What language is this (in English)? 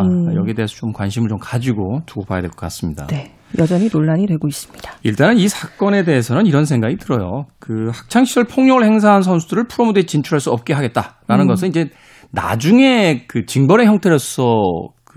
Korean